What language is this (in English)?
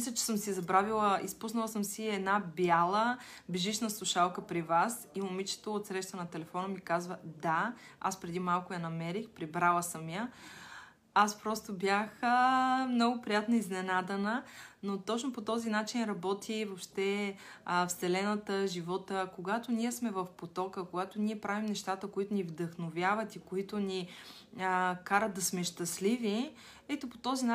Bulgarian